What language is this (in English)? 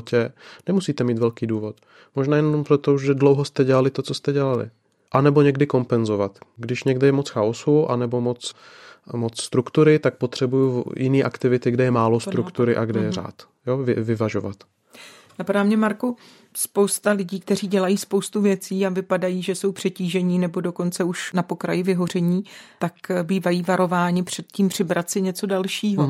Czech